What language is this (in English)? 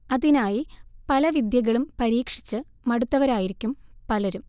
Malayalam